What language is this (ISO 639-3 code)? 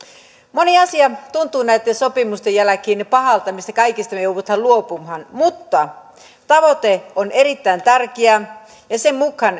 fin